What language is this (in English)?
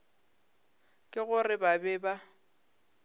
Northern Sotho